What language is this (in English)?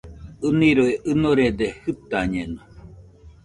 Nüpode Huitoto